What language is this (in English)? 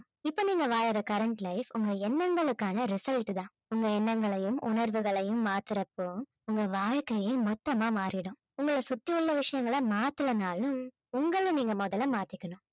Tamil